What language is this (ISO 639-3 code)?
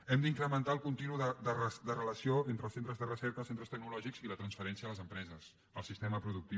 cat